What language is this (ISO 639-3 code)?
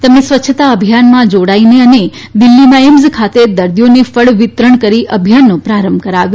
guj